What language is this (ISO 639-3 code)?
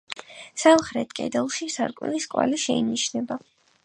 kat